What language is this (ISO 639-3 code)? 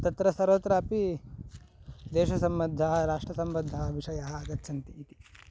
san